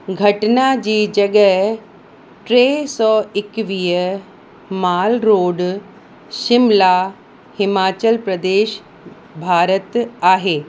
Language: Sindhi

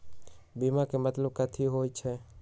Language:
Magahi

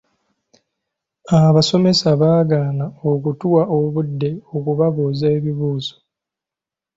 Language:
Ganda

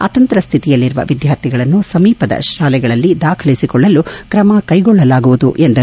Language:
Kannada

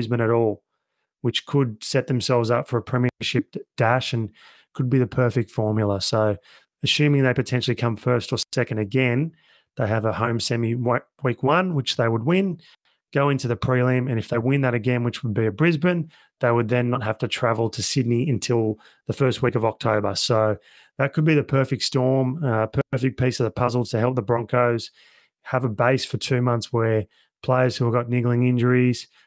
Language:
English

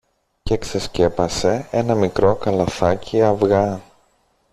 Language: Greek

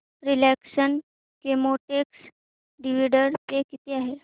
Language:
Marathi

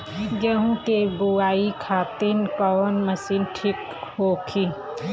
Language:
Bhojpuri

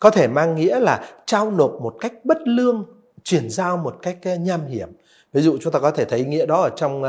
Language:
Vietnamese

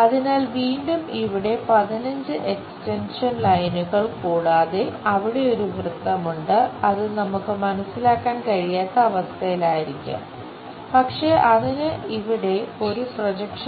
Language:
Malayalam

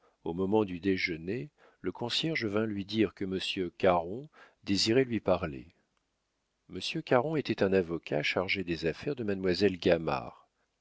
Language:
French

